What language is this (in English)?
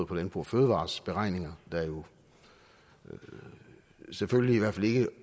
Danish